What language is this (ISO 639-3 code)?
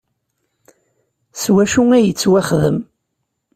kab